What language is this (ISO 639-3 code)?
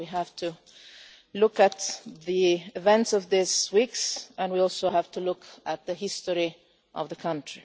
eng